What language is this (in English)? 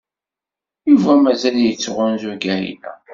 Kabyle